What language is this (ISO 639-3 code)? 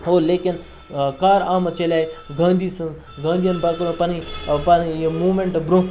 kas